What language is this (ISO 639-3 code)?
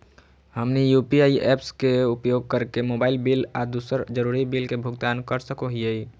mag